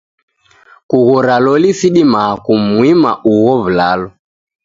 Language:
Taita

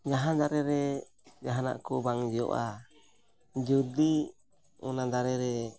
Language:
Santali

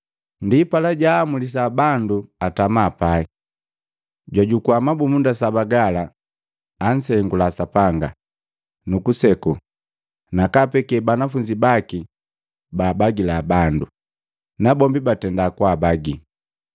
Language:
Matengo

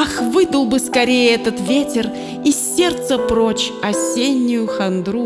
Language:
Russian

